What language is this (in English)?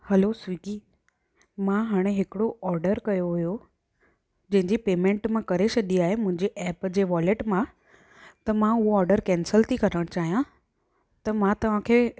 Sindhi